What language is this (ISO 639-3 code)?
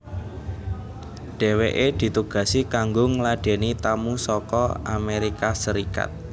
jav